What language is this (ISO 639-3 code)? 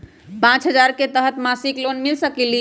mag